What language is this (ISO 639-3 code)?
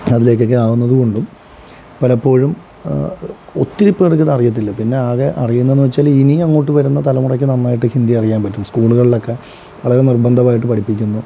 mal